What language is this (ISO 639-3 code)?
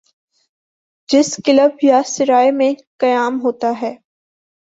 urd